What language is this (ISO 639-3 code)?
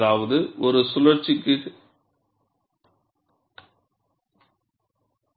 tam